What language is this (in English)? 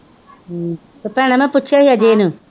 Punjabi